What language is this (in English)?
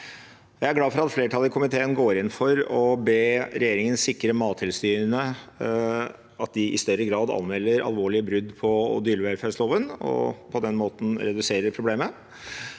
Norwegian